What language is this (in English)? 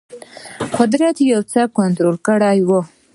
Pashto